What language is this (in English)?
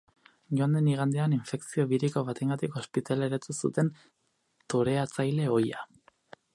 Basque